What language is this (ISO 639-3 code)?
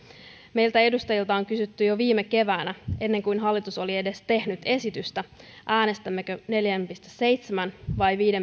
fin